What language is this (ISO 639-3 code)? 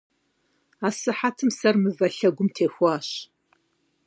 kbd